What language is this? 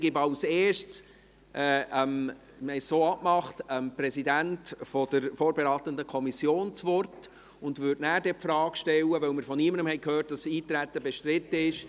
Swiss German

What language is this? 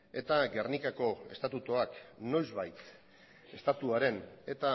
Basque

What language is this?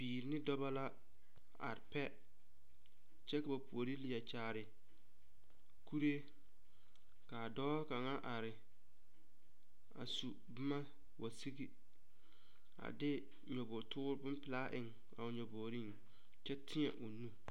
Southern Dagaare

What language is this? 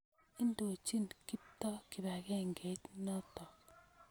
Kalenjin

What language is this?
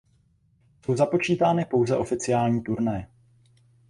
Czech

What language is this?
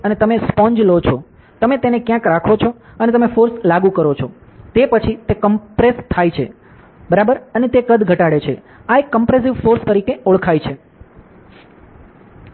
Gujarati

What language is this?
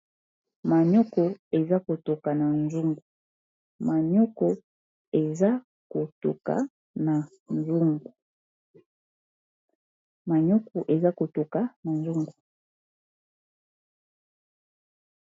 Lingala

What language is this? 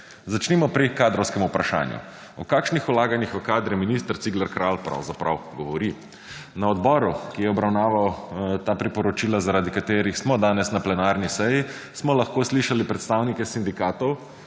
Slovenian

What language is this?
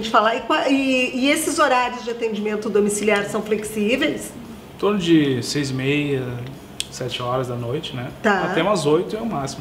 Portuguese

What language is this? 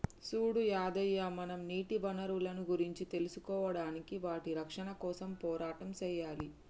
Telugu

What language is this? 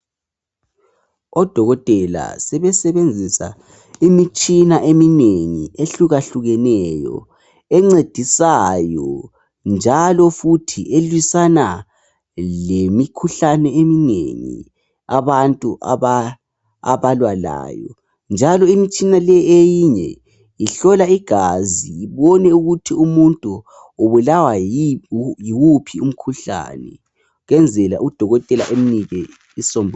North Ndebele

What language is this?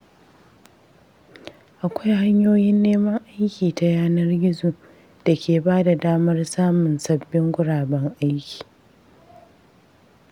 Hausa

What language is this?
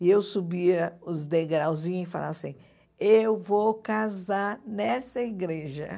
Portuguese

